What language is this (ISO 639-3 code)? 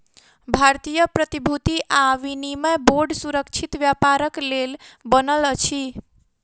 mai